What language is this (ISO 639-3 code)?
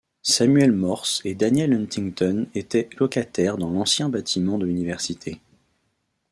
fra